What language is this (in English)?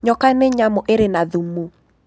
Kikuyu